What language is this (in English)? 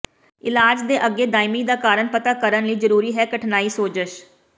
Punjabi